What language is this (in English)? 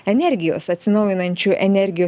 Lithuanian